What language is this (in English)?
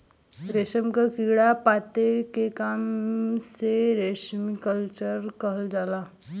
Bhojpuri